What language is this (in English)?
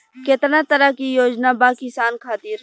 Bhojpuri